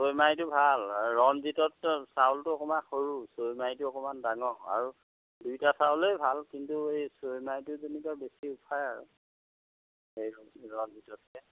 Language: Assamese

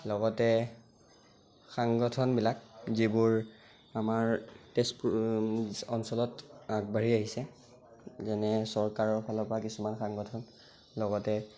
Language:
Assamese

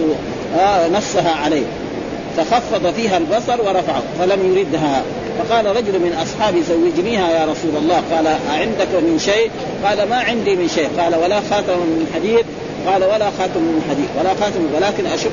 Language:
Arabic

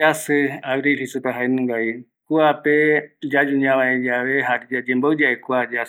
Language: Eastern Bolivian Guaraní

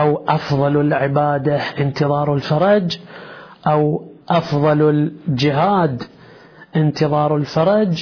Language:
Arabic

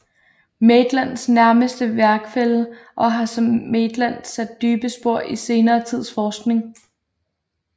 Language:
Danish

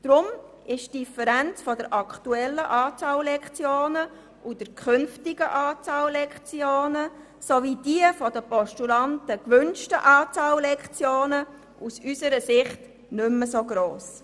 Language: Swiss German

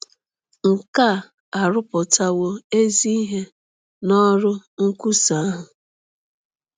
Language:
Igbo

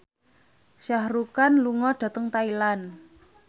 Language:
Javanese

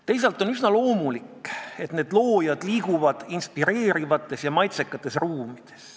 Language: Estonian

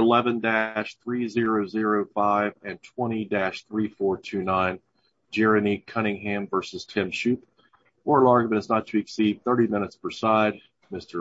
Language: English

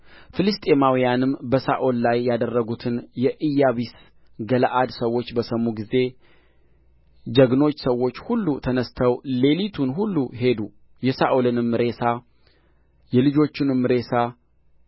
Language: Amharic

